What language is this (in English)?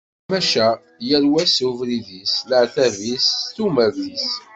Kabyle